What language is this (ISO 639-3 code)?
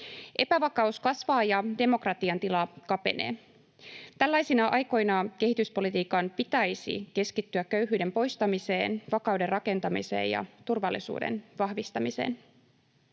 fin